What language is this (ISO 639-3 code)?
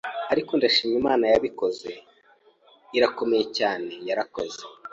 kin